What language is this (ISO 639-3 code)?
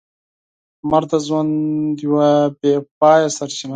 pus